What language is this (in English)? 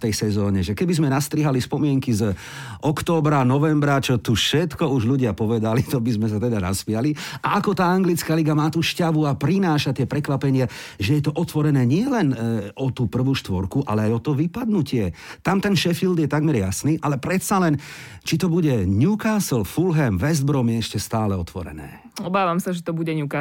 Slovak